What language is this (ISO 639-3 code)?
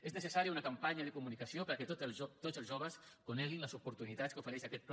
cat